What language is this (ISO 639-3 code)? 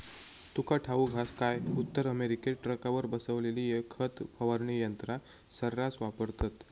mar